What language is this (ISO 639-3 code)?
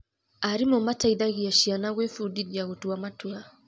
kik